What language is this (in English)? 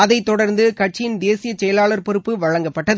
Tamil